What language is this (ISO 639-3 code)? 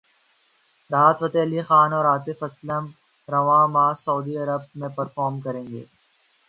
urd